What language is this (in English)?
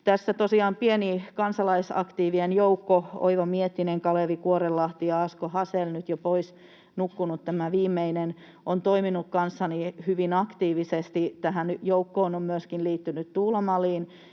Finnish